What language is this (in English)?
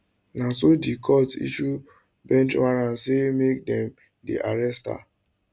Nigerian Pidgin